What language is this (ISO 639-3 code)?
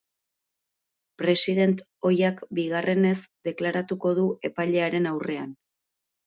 eus